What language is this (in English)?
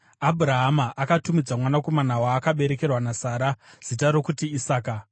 Shona